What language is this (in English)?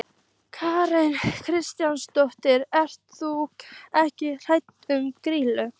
Icelandic